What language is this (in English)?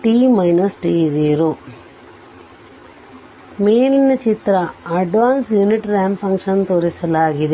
Kannada